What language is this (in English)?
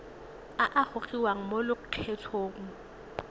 Tswana